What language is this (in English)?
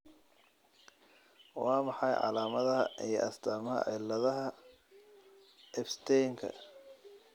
Somali